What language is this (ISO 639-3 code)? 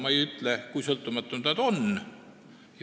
est